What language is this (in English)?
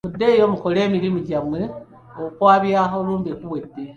Ganda